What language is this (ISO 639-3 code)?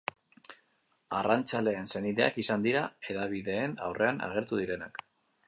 eus